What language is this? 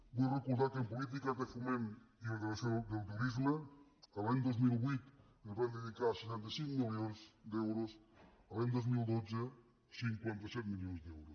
Catalan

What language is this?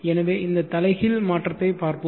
Tamil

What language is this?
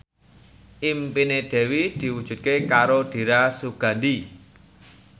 Javanese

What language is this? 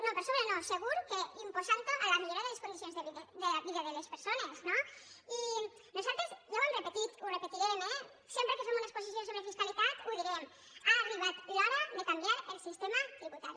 Catalan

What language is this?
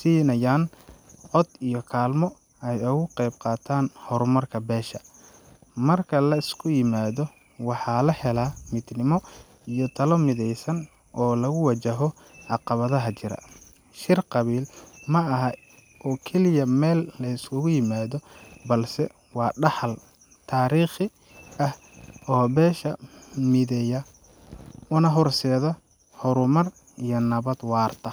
Somali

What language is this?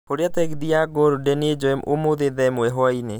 Kikuyu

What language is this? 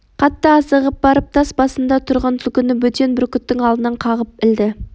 Kazakh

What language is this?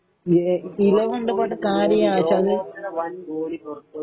Malayalam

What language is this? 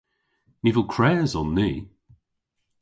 Cornish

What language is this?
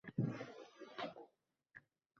Uzbek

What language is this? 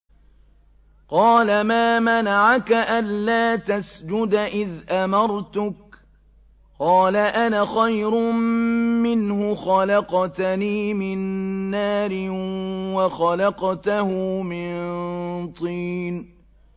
Arabic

